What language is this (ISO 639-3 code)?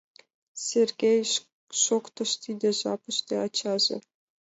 chm